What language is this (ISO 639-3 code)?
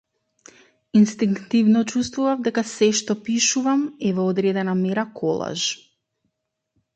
mkd